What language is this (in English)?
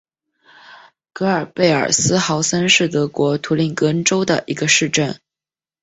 Chinese